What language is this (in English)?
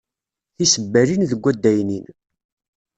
Kabyle